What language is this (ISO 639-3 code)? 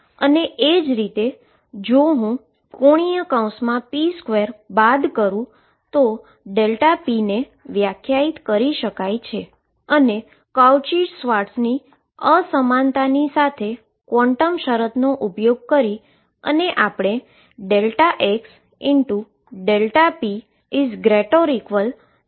guj